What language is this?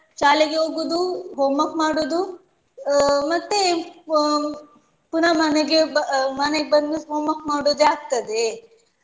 Kannada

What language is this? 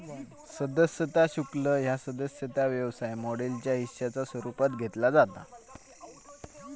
Marathi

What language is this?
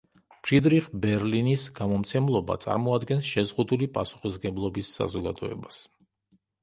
Georgian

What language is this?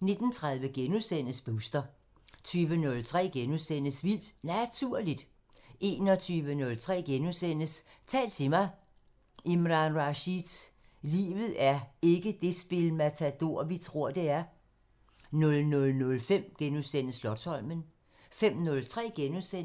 Danish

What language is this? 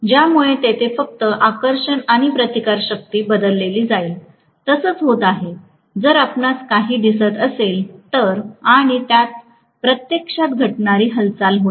Marathi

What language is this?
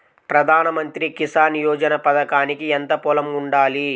Telugu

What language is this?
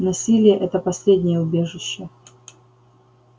Russian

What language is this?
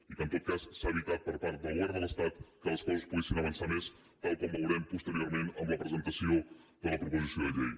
Catalan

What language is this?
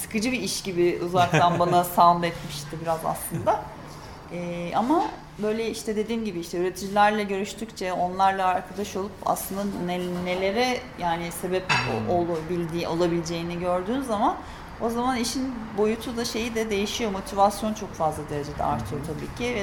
Turkish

